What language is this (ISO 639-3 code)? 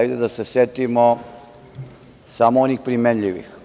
srp